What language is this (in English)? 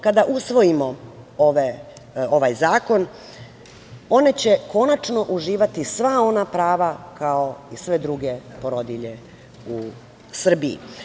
Serbian